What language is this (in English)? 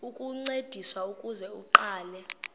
Xhosa